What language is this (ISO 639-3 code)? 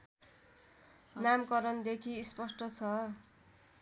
nep